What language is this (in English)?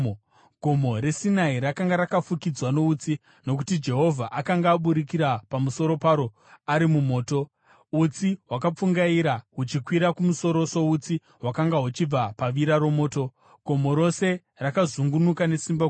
Shona